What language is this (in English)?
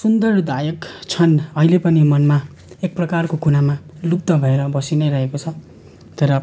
Nepali